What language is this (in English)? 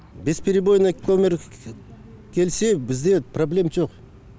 Kazakh